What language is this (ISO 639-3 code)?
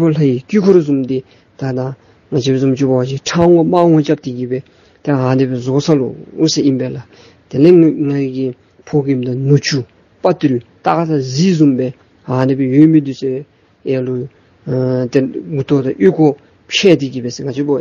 ron